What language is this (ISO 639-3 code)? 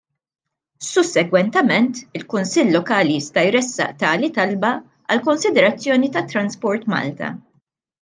mlt